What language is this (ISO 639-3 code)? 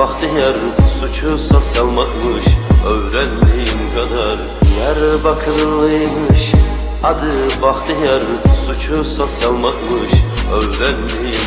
tur